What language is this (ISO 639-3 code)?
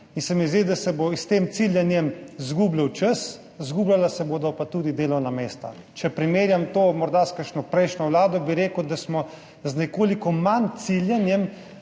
slv